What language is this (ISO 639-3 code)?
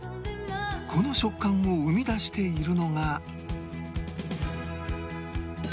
jpn